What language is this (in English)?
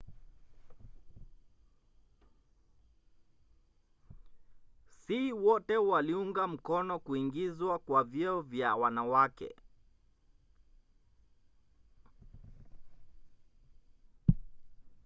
Swahili